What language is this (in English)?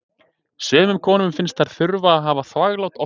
Icelandic